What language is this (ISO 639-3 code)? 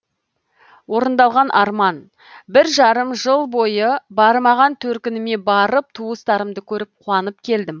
kaz